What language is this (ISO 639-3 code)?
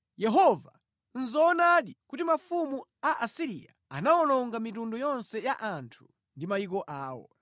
nya